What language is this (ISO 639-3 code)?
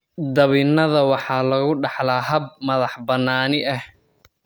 som